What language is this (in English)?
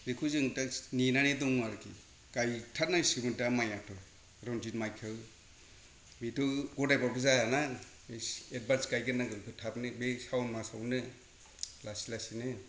Bodo